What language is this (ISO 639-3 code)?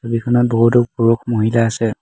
asm